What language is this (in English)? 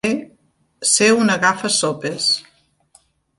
Catalan